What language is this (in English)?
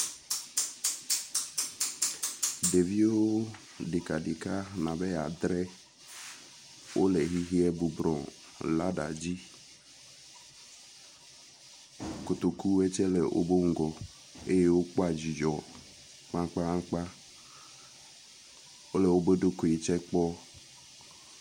Ewe